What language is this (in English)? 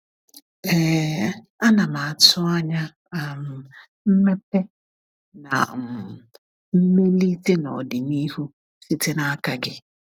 Igbo